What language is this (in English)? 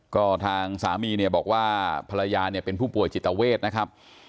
Thai